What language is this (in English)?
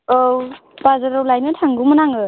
Bodo